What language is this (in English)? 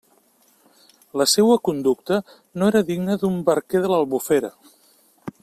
Catalan